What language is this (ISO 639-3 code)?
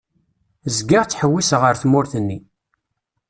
kab